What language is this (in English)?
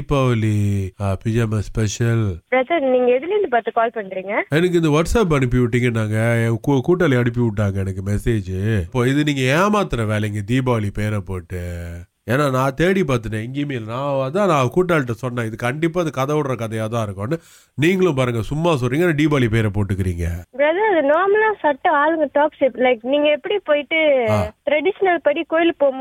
Tamil